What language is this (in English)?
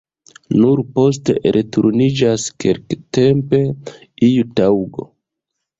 Esperanto